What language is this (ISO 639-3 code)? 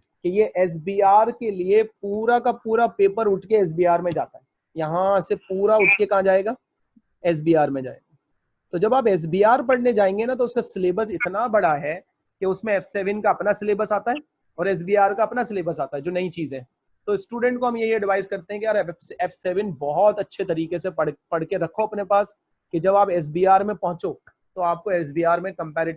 hin